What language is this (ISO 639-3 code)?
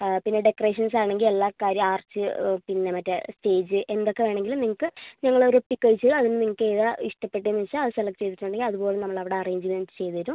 mal